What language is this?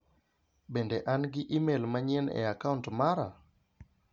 Luo (Kenya and Tanzania)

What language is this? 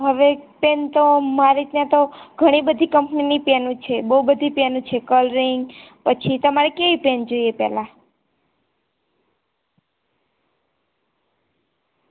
Gujarati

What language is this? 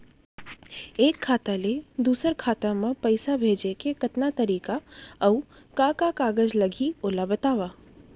Chhattisgarhi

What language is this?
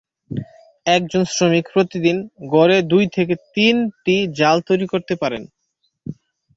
Bangla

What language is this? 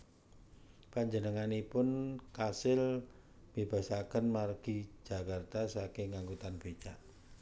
Javanese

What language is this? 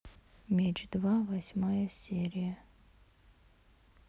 Russian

